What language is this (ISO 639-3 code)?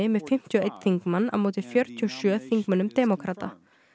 isl